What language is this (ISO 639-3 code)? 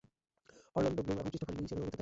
ben